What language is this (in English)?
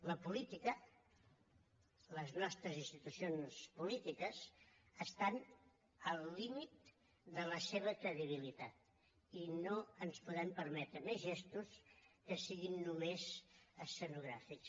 Catalan